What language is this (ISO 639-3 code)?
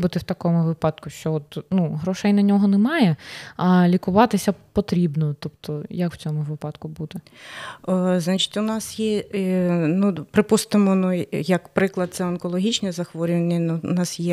ukr